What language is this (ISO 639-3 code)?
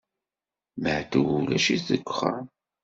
kab